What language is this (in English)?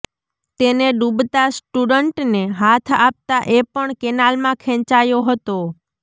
Gujarati